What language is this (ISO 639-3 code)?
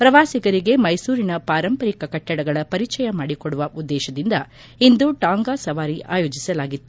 kan